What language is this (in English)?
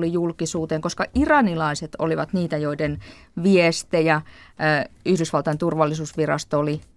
Finnish